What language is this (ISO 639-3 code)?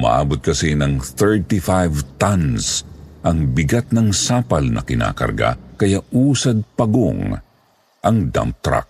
fil